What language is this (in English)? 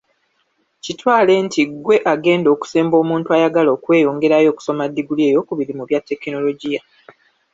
Ganda